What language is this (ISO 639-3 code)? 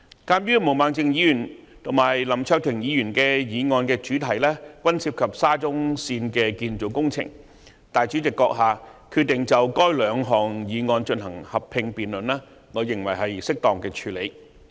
yue